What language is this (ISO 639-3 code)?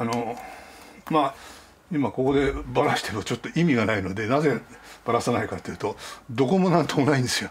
jpn